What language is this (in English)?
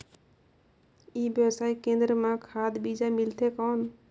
Chhattisgarhi